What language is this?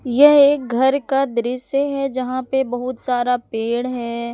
Hindi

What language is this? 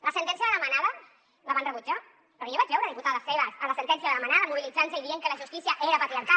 Catalan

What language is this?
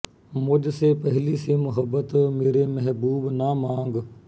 Punjabi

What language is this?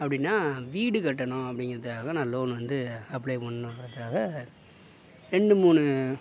Tamil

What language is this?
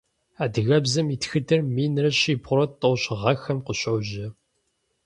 Kabardian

